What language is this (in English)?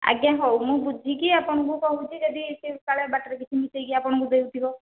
Odia